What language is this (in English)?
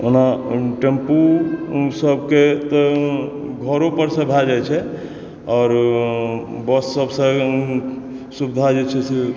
Maithili